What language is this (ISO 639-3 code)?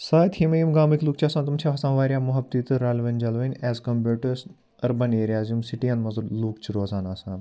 kas